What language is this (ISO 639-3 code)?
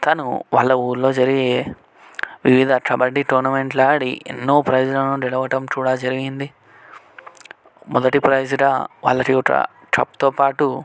tel